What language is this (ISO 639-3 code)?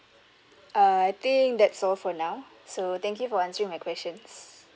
eng